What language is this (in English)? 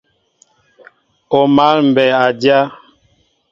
Mbo (Cameroon)